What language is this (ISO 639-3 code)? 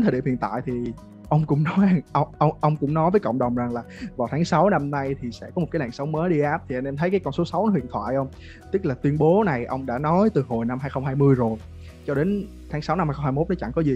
vie